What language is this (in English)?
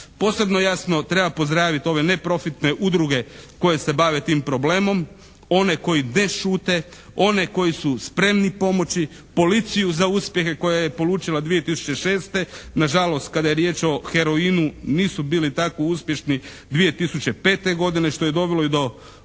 Croatian